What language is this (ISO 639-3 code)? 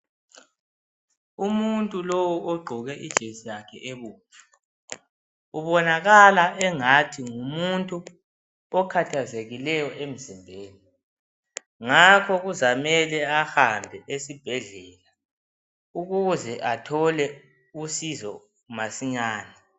nde